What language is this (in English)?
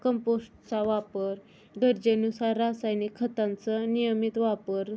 Marathi